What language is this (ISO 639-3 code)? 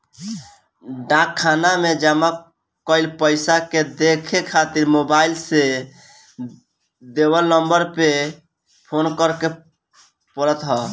bho